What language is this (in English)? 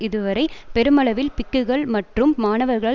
Tamil